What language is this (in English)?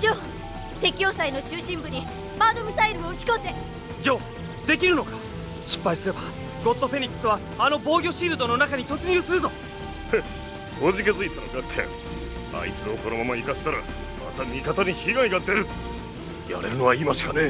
Japanese